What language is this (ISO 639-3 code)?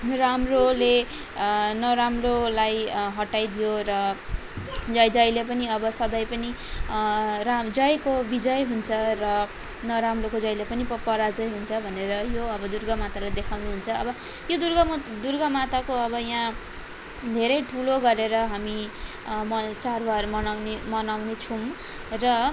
nep